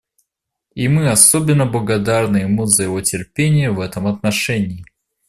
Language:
Russian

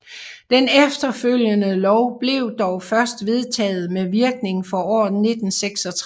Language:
Danish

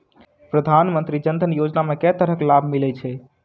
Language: Maithili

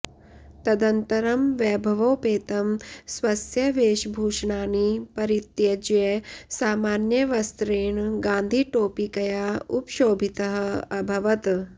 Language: Sanskrit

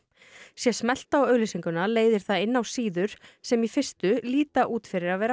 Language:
Icelandic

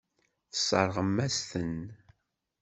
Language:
Kabyle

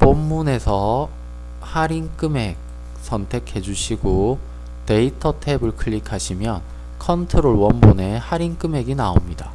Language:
Korean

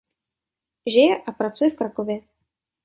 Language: Czech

